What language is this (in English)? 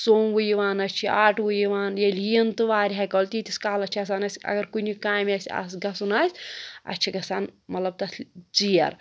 Kashmiri